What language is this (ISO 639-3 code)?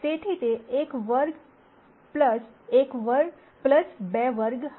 guj